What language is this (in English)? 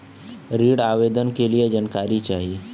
Bhojpuri